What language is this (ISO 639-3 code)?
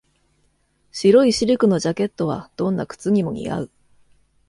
jpn